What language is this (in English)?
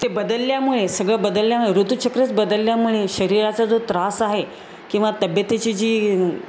Marathi